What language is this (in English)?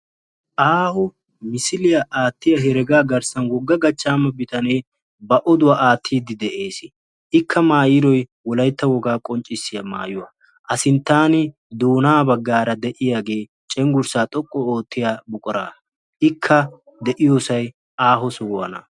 Wolaytta